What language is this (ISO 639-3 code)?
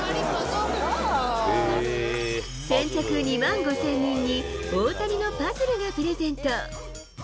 jpn